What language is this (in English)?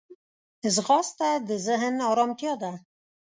Pashto